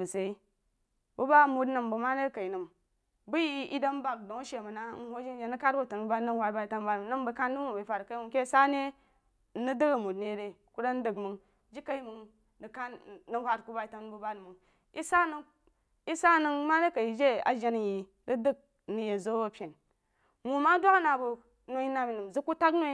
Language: Jiba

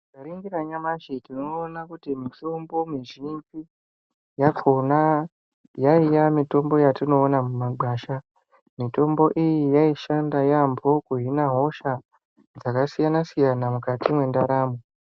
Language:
Ndau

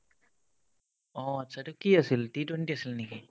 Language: Assamese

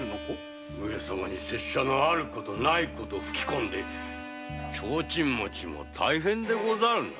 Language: Japanese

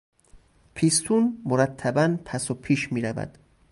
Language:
Persian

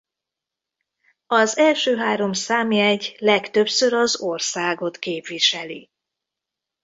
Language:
Hungarian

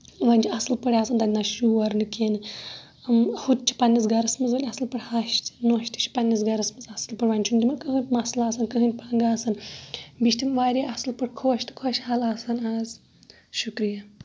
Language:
Kashmiri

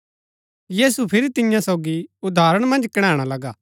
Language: Gaddi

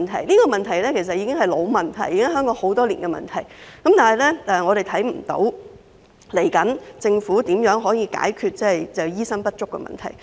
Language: Cantonese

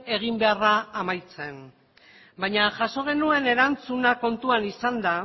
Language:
Basque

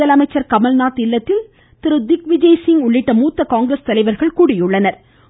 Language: Tamil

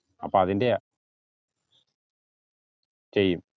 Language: Malayalam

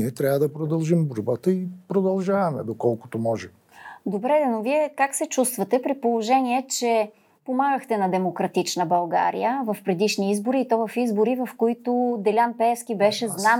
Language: Bulgarian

